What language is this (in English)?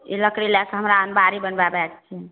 Maithili